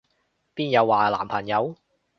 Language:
Cantonese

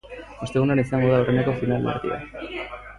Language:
Basque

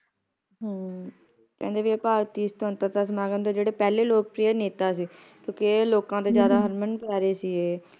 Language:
Punjabi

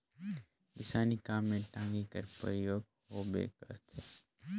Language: Chhattisgarhi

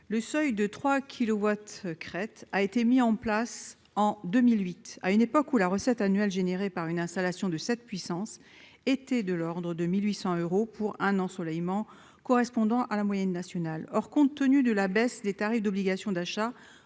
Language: French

